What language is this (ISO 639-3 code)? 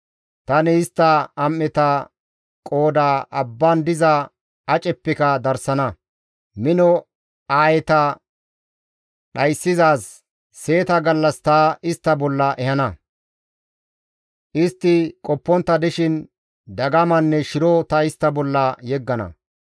gmv